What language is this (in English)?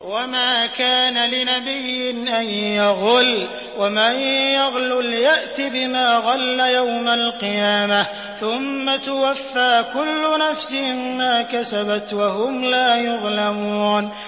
Arabic